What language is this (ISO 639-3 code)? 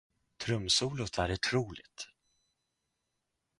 swe